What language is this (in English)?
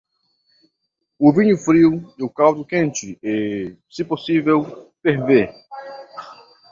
Portuguese